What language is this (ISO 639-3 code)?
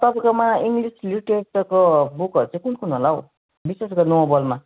nep